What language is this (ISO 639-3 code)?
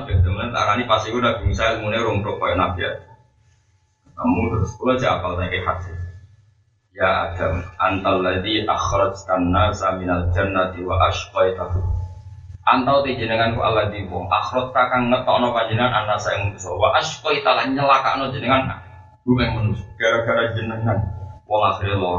msa